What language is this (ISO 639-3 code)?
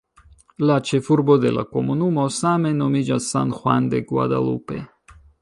epo